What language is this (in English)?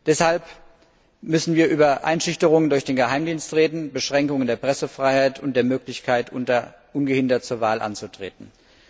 German